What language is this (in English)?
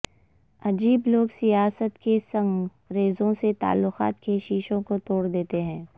Urdu